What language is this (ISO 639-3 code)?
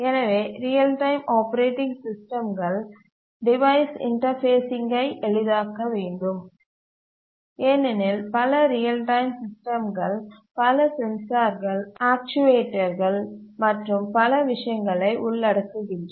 tam